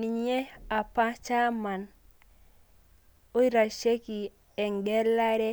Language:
Masai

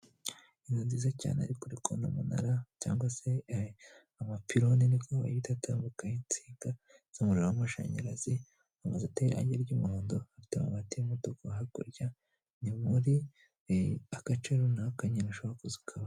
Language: Kinyarwanda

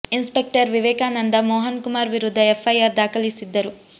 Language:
Kannada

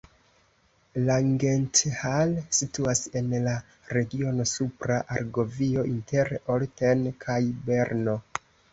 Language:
Esperanto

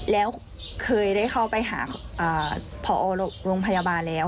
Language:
Thai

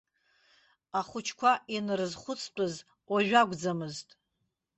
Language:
Abkhazian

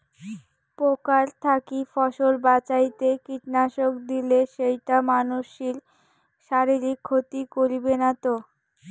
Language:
Bangla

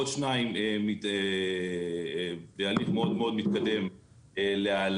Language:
Hebrew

